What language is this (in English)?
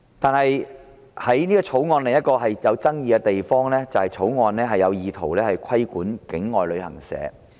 Cantonese